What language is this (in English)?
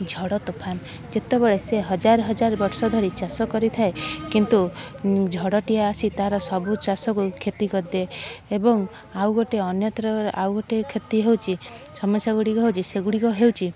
Odia